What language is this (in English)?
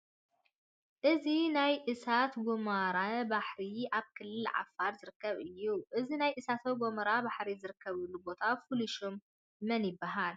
Tigrinya